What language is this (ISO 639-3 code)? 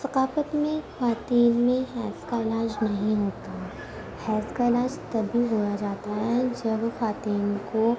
urd